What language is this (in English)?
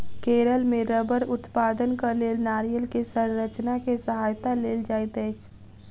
Maithili